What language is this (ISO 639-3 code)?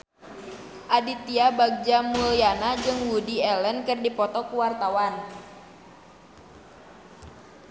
sun